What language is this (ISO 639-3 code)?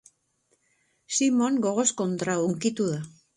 eus